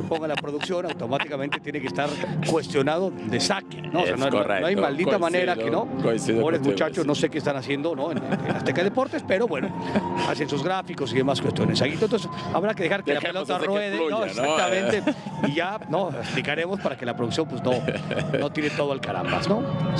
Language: Spanish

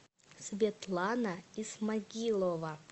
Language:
Russian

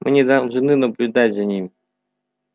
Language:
Russian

